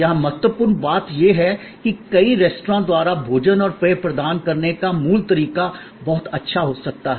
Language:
Hindi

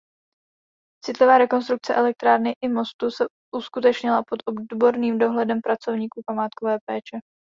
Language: Czech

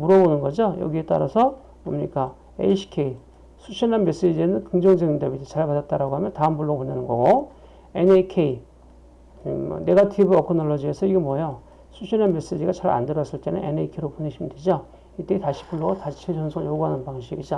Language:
Korean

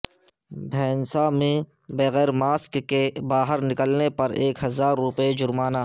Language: Urdu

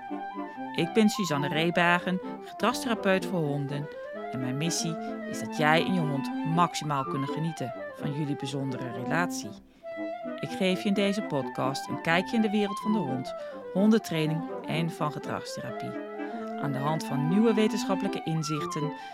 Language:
Dutch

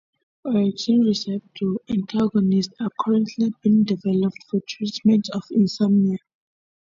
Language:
English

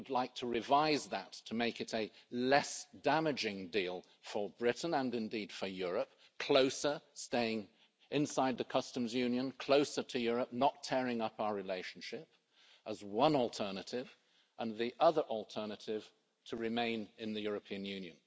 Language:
English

